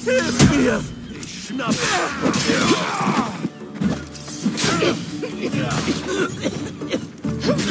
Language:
German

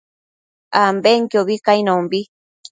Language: Matsés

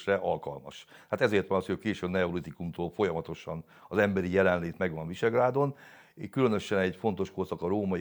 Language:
Hungarian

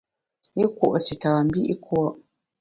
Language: Bamun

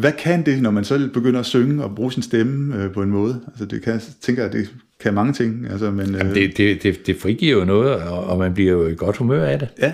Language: Danish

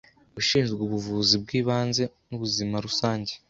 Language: Kinyarwanda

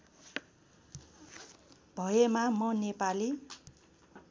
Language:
Nepali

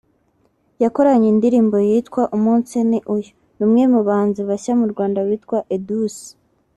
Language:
Kinyarwanda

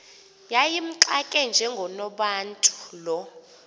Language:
Xhosa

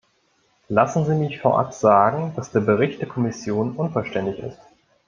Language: German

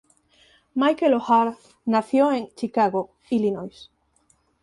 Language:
Spanish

